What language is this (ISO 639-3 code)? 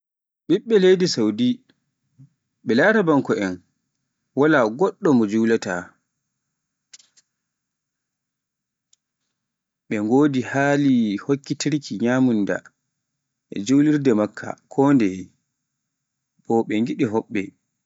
fuf